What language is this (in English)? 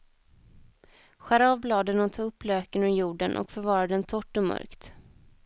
Swedish